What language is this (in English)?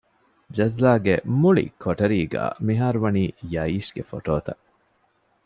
Divehi